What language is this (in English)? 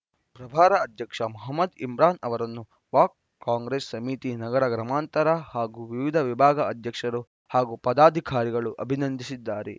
Kannada